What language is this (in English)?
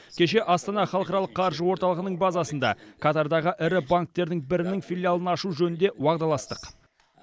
Kazakh